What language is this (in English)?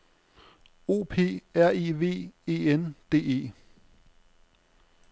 Danish